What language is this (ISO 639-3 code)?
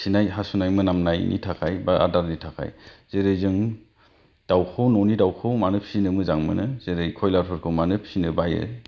brx